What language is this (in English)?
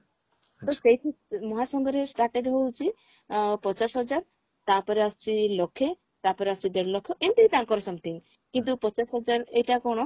Odia